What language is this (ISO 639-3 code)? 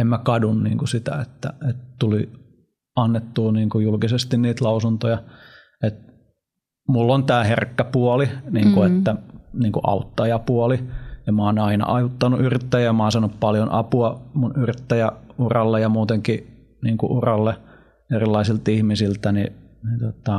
fin